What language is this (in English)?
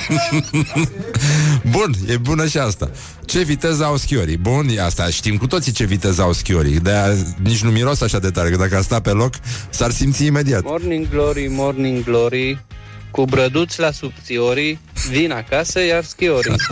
Romanian